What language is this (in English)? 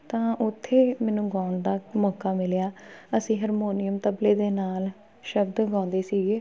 Punjabi